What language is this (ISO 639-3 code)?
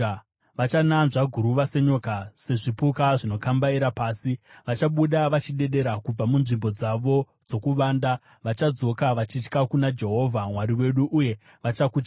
sna